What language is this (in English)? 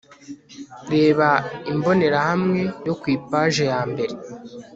Kinyarwanda